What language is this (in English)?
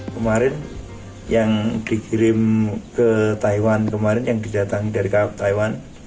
Indonesian